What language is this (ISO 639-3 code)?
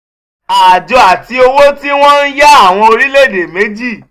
yor